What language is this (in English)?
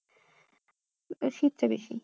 Bangla